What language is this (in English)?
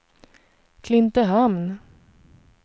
Swedish